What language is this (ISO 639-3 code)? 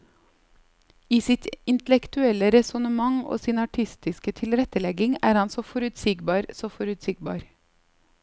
nor